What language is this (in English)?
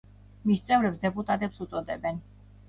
Georgian